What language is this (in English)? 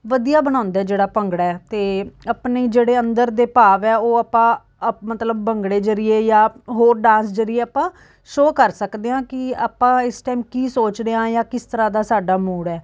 Punjabi